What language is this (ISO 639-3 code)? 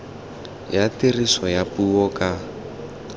tsn